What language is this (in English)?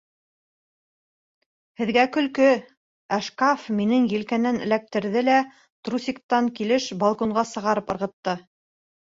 Bashkir